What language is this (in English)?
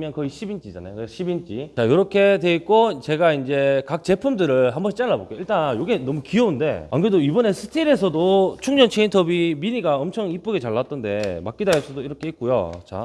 Korean